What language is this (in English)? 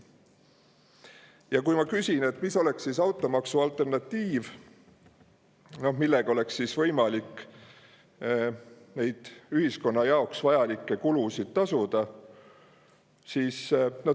Estonian